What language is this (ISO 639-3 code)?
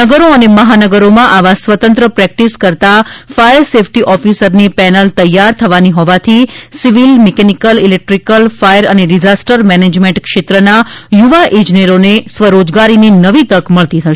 guj